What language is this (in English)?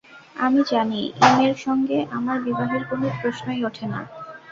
Bangla